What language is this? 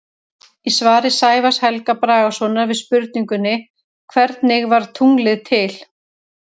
Icelandic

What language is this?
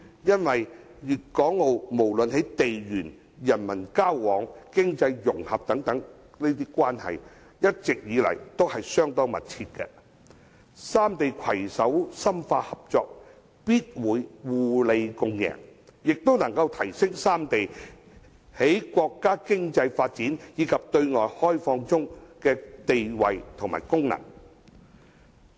Cantonese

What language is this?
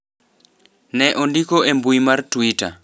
Luo (Kenya and Tanzania)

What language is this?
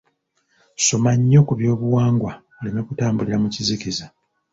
Ganda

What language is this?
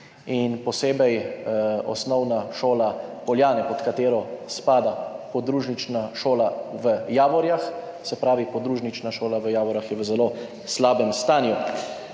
Slovenian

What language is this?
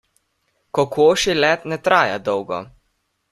Slovenian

